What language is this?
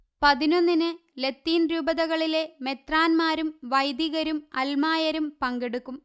Malayalam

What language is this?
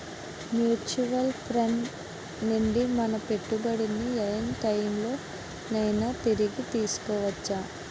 Telugu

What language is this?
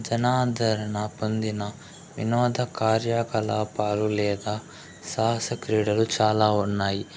Telugu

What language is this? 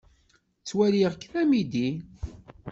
Kabyle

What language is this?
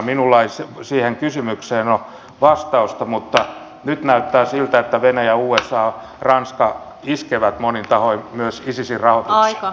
Finnish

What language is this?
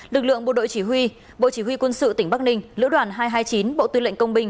Vietnamese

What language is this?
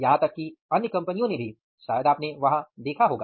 Hindi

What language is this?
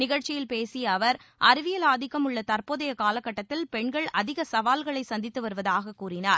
Tamil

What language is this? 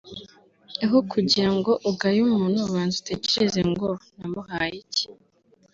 Kinyarwanda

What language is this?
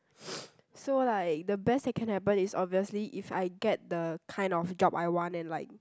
English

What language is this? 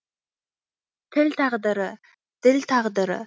Kazakh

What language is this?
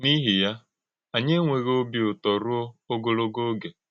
Igbo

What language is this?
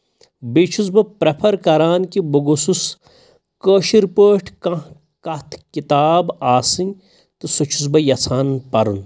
Kashmiri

